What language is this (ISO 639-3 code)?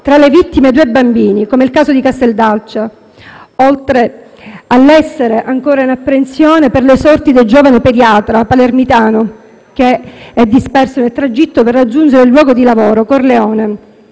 ita